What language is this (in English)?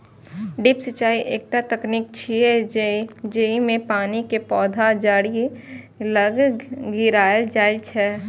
Maithili